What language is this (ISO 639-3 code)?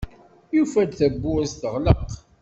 kab